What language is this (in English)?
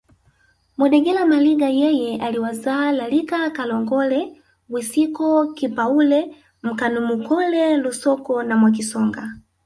Swahili